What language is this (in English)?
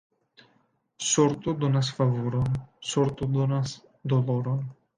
Esperanto